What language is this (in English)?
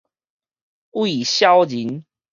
Min Nan Chinese